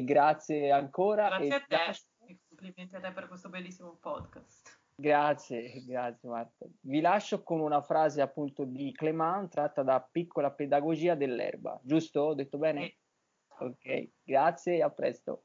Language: Italian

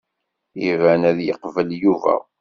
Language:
Kabyle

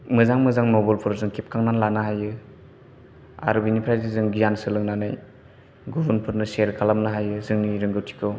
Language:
Bodo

